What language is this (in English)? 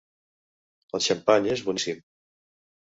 Catalan